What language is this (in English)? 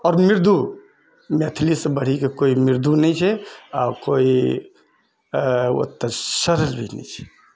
Maithili